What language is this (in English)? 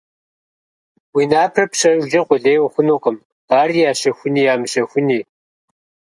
Kabardian